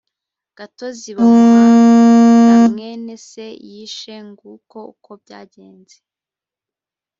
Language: Kinyarwanda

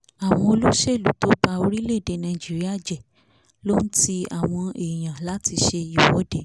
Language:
Yoruba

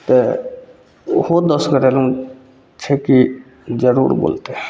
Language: Maithili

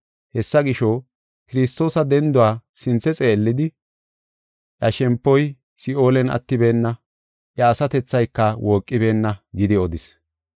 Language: Gofa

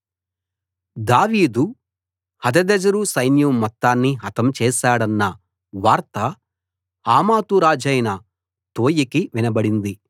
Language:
Telugu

